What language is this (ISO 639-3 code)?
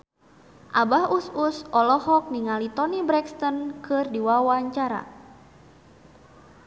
sun